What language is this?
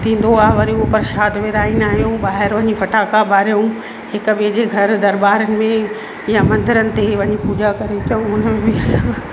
Sindhi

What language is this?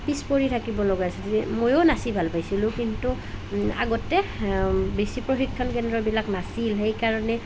Assamese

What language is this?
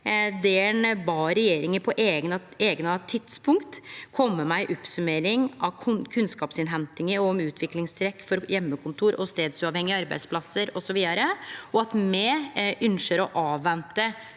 Norwegian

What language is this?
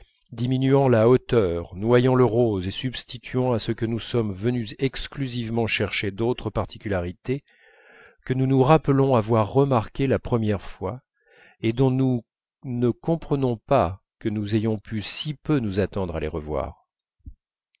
French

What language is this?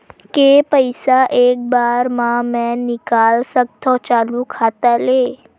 Chhattisgarhi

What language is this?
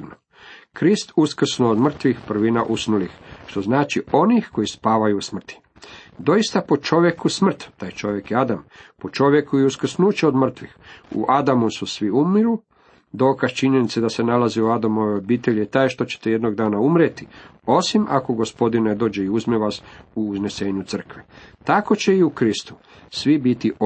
Croatian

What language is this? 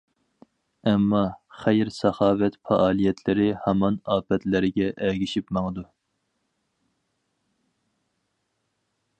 Uyghur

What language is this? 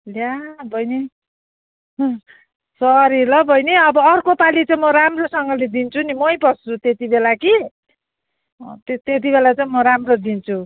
Nepali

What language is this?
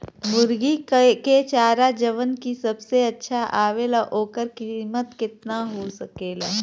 Bhojpuri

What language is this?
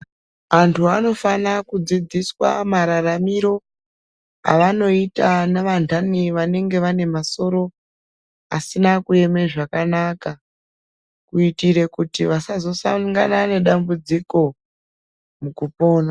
Ndau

